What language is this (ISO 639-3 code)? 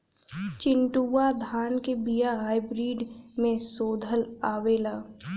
bho